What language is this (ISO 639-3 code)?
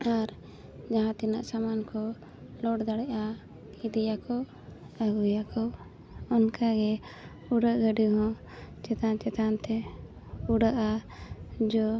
sat